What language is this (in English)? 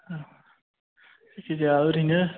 Bodo